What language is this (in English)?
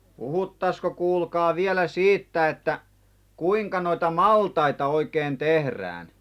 Finnish